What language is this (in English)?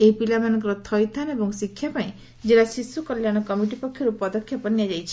Odia